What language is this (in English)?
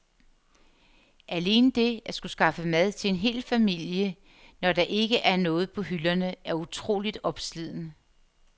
Danish